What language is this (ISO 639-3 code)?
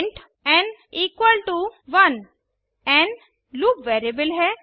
hin